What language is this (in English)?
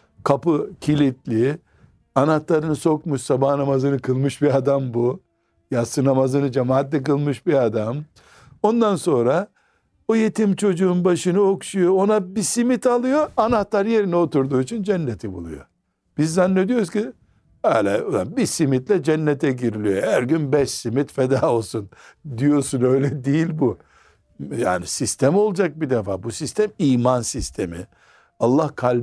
Turkish